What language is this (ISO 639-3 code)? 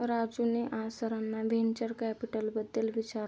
mar